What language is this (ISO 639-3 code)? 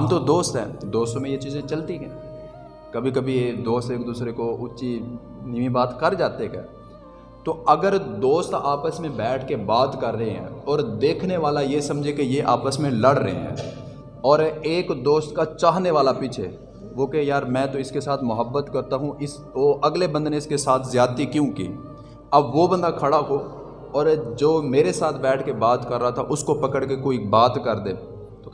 urd